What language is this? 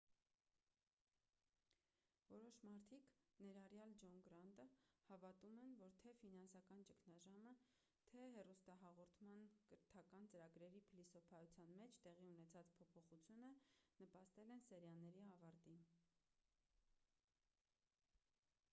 Armenian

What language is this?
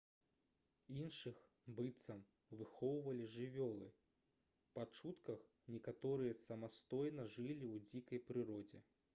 Belarusian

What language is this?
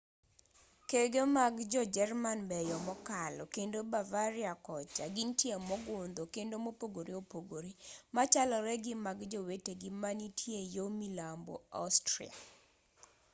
Luo (Kenya and Tanzania)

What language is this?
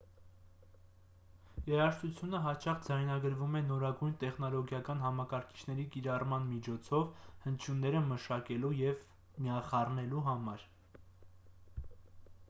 Armenian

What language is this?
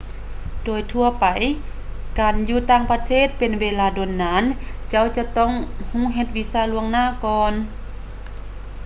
Lao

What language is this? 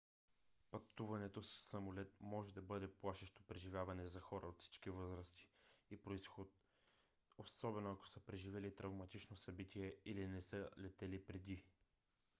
Bulgarian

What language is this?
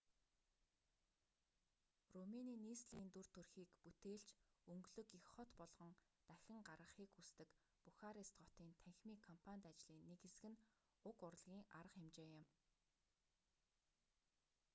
Mongolian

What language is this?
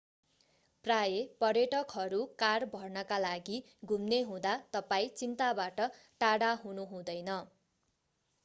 Nepali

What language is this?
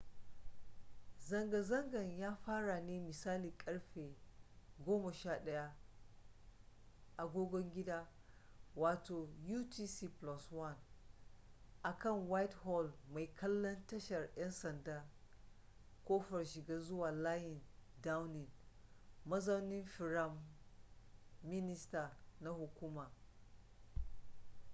Hausa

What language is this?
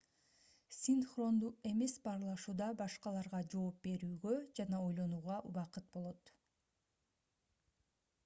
Kyrgyz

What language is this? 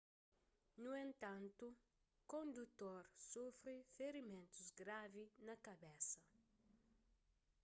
Kabuverdianu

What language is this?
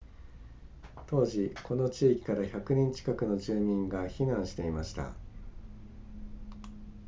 Japanese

